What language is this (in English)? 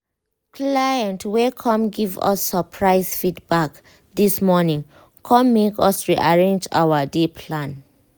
Nigerian Pidgin